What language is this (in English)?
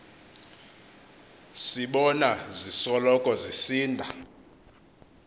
Xhosa